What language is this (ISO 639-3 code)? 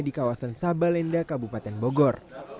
ind